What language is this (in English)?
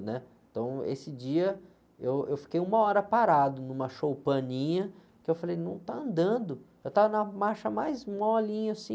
Portuguese